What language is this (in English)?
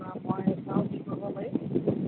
Assamese